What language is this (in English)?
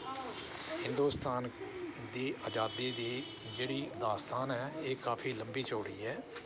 Dogri